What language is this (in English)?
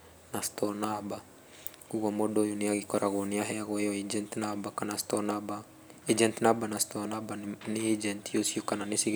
Kikuyu